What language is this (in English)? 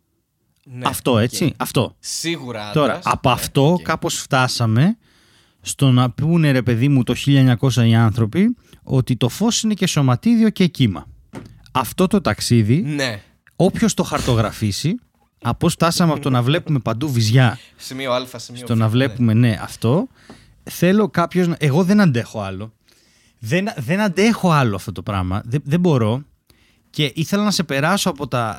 Greek